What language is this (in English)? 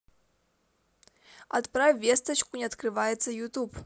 Russian